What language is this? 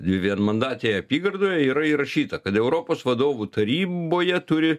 Lithuanian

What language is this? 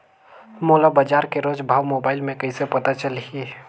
Chhattisgarhi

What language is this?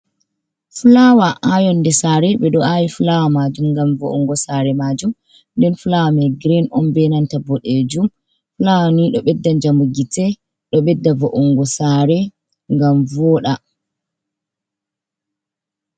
Fula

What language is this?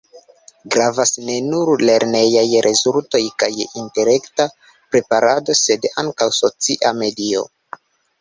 Esperanto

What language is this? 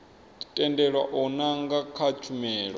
Venda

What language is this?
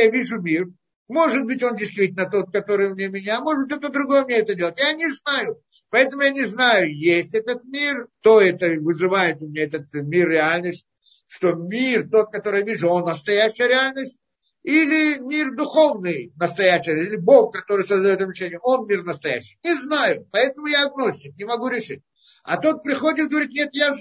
Russian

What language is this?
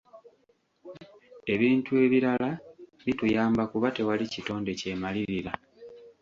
Ganda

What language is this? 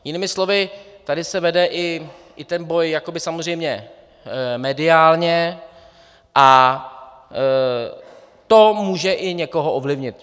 Czech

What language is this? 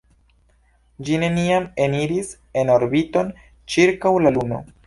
Esperanto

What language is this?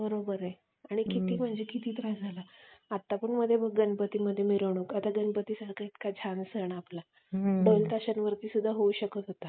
Marathi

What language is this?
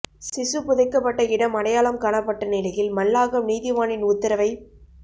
Tamil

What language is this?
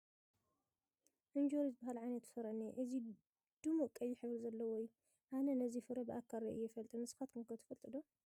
Tigrinya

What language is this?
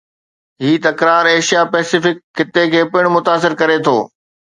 Sindhi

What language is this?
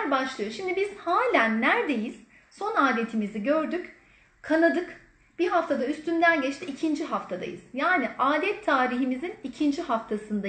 Turkish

